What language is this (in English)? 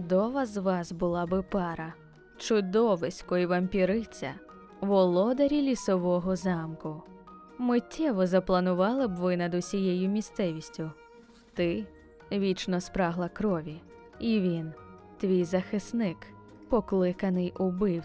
Ukrainian